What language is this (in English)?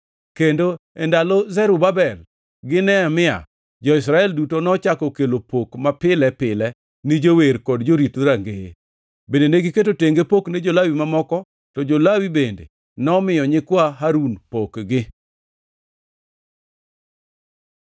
Luo (Kenya and Tanzania)